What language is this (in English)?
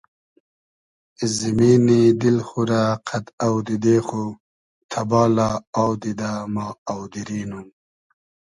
Hazaragi